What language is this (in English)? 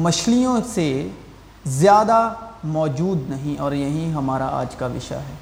Urdu